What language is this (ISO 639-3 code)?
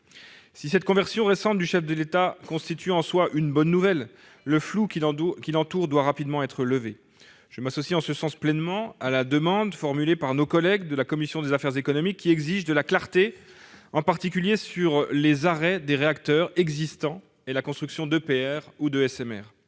fra